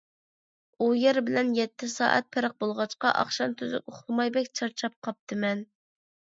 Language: Uyghur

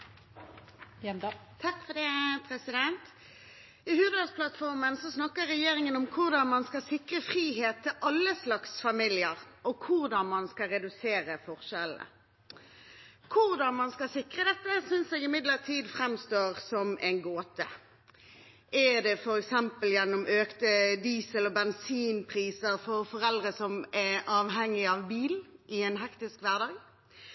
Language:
Norwegian Bokmål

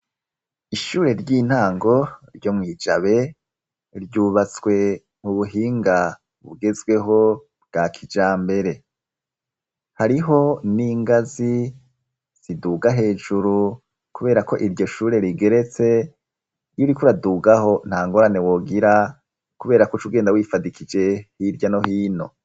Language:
Rundi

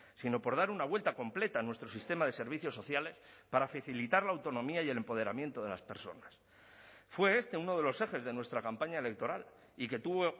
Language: Spanish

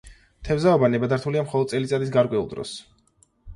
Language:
Georgian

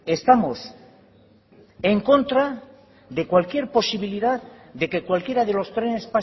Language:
Spanish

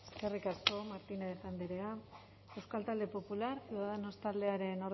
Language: Basque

